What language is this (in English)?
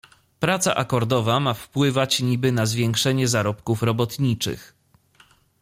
Polish